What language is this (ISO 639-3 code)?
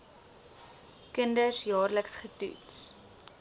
afr